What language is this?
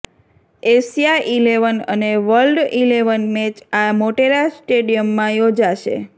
Gujarati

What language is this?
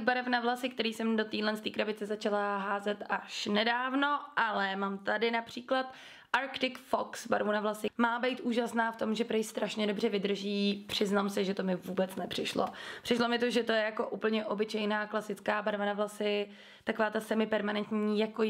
Czech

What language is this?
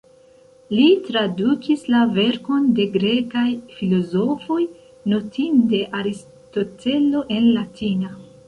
Esperanto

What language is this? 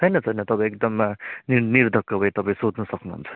Nepali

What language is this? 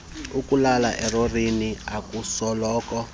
Xhosa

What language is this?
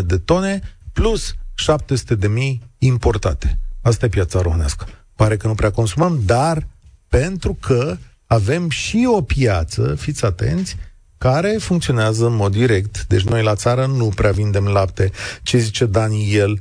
Romanian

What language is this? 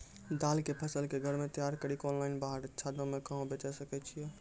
Maithili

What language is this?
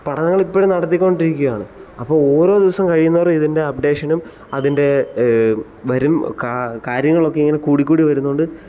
Malayalam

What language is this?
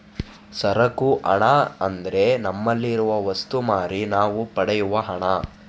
Kannada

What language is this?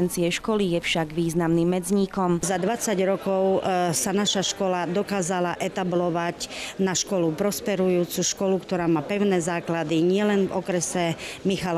Hungarian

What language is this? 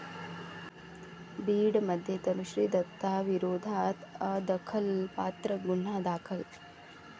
Marathi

